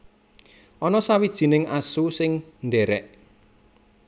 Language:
Javanese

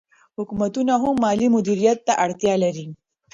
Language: Pashto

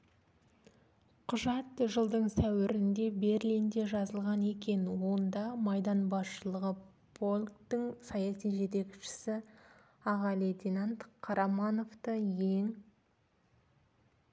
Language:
Kazakh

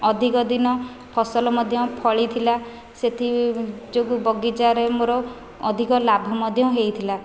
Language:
Odia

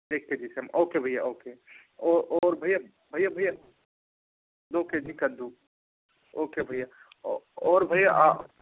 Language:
Hindi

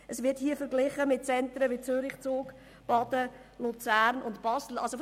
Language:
Swiss German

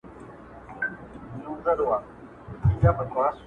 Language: Pashto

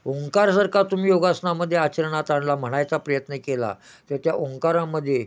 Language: Marathi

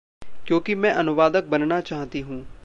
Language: Hindi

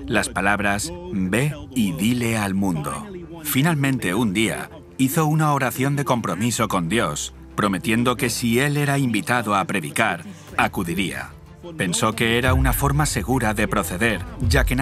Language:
Spanish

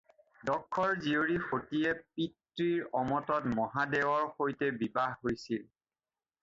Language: Assamese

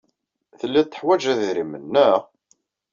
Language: Kabyle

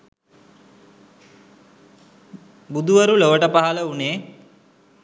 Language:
Sinhala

